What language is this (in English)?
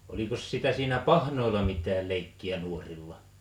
Finnish